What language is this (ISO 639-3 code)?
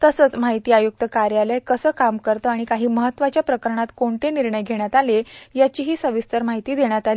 mar